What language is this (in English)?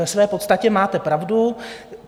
Czech